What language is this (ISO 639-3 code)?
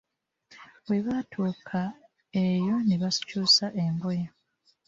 lug